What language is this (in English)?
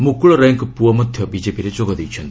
Odia